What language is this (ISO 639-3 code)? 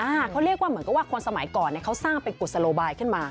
tha